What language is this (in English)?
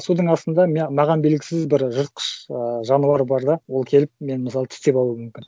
Kazakh